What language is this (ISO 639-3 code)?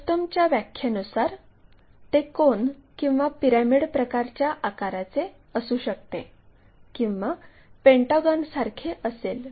mar